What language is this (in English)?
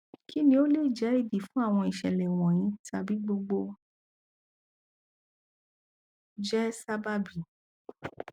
Yoruba